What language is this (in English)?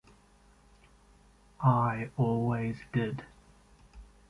English